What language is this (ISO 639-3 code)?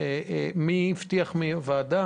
heb